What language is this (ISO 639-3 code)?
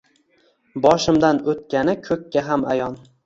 uzb